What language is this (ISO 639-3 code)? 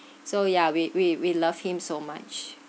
eng